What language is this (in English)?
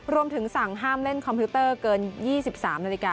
Thai